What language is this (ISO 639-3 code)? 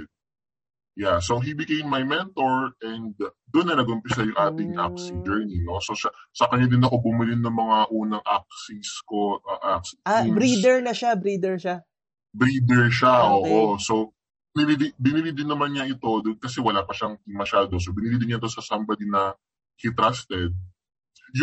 fil